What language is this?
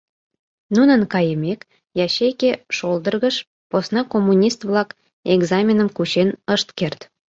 Mari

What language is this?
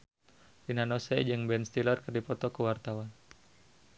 Sundanese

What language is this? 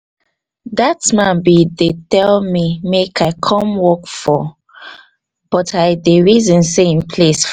Nigerian Pidgin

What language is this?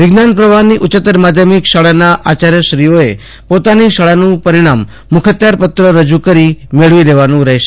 Gujarati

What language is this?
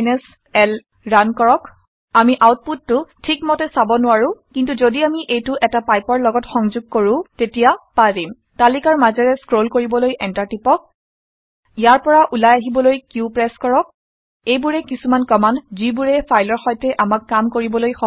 Assamese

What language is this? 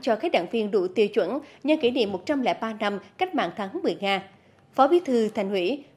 Vietnamese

